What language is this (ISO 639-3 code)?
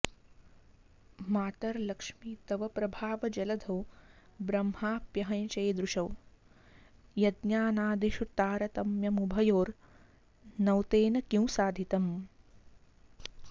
san